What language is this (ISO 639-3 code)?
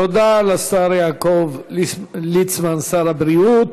heb